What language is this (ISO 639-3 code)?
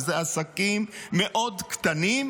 heb